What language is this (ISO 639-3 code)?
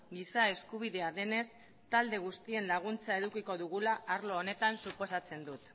eus